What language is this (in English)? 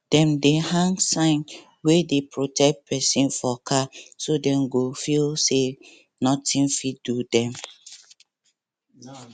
Nigerian Pidgin